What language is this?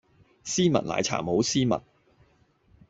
Cantonese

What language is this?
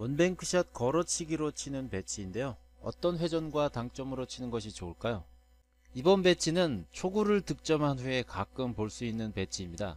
Korean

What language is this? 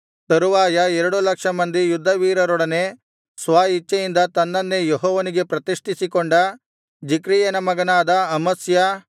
Kannada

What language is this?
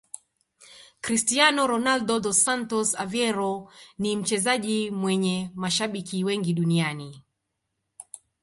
Swahili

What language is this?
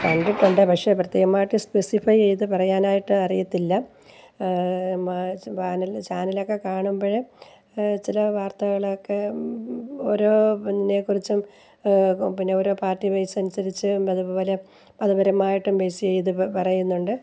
Malayalam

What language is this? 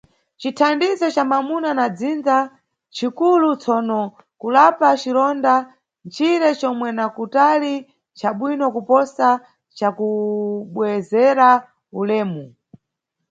Nyungwe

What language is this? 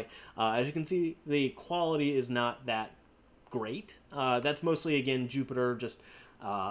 English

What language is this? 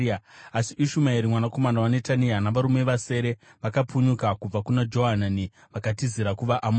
Shona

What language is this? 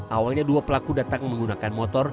Indonesian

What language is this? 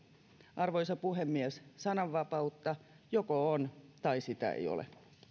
Finnish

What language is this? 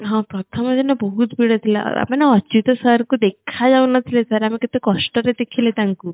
Odia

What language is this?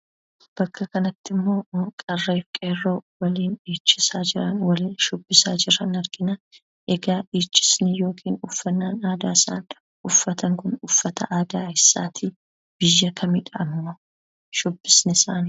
Oromo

